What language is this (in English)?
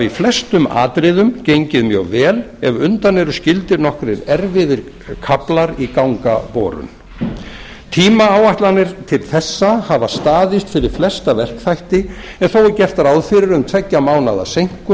Icelandic